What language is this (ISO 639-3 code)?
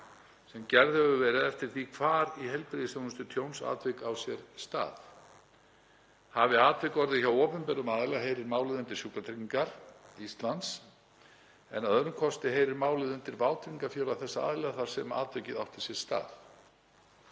isl